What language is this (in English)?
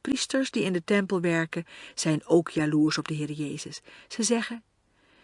Dutch